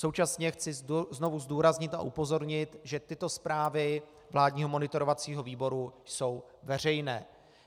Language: Czech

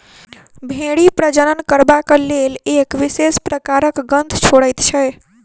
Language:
Maithili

